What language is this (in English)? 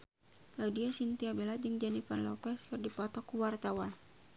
Sundanese